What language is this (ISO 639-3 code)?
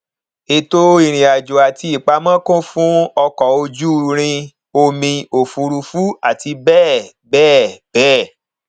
yor